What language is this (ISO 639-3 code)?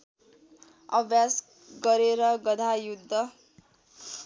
nep